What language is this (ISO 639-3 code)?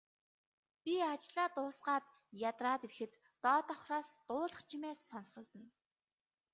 mon